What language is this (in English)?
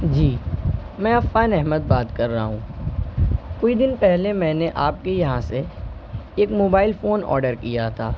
Urdu